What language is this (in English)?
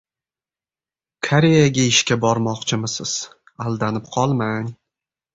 Uzbek